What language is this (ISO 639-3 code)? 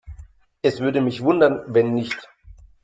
deu